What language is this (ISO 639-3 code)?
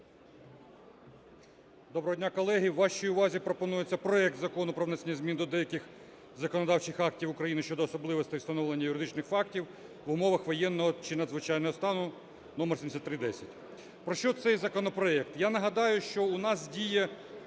ukr